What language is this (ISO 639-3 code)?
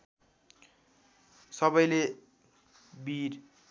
nep